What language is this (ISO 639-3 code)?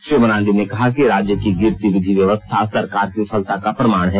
hin